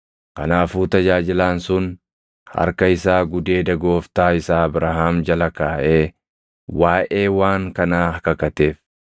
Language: Oromo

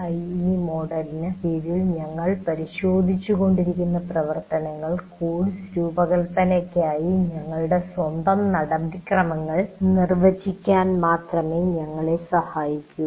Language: Malayalam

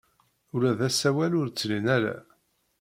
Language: Kabyle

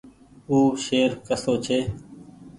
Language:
Goaria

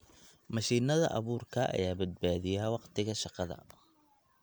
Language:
Somali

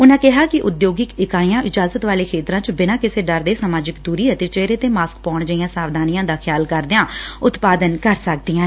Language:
Punjabi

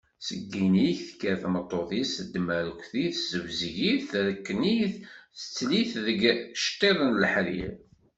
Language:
Kabyle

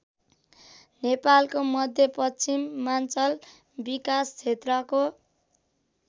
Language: Nepali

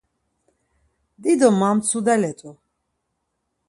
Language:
Laz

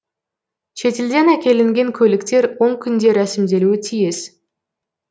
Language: Kazakh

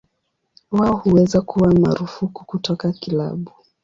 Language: Swahili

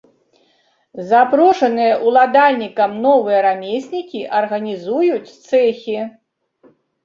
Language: Belarusian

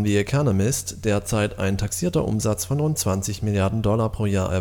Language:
German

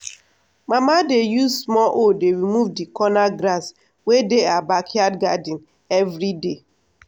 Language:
Nigerian Pidgin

